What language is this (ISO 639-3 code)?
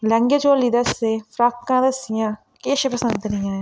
doi